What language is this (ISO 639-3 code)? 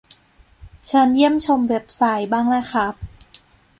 tha